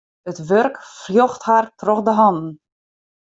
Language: Western Frisian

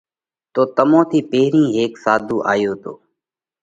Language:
Parkari Koli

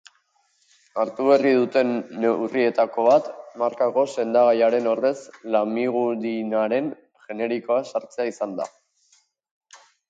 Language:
Basque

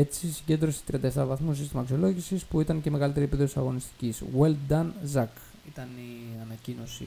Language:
Greek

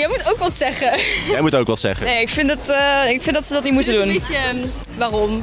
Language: Dutch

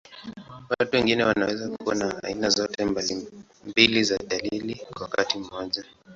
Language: Swahili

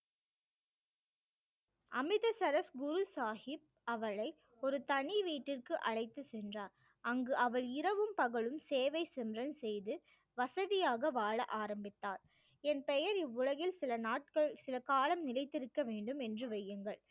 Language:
Tamil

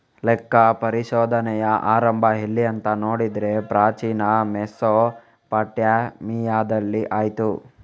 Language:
Kannada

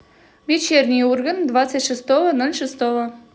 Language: Russian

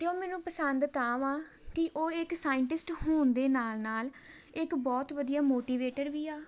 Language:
Punjabi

